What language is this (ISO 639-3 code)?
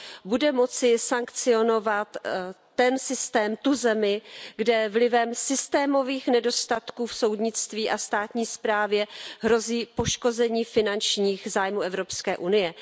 ces